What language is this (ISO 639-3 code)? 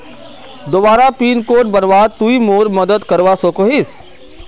mag